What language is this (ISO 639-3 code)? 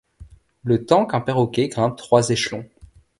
fra